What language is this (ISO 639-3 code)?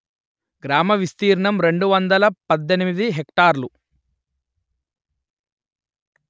tel